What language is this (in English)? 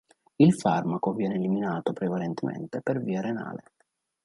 Italian